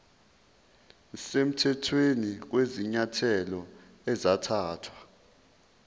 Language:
Zulu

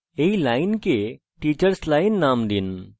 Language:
Bangla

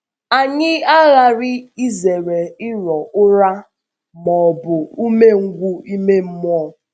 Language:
Igbo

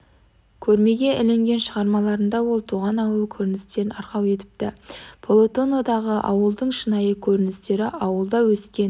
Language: Kazakh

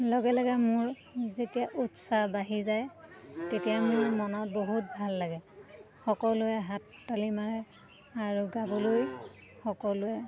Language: Assamese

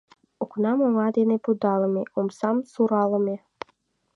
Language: Mari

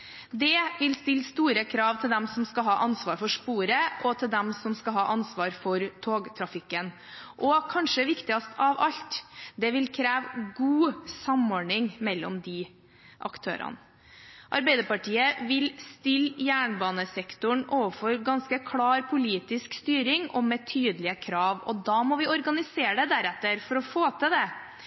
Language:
Norwegian Bokmål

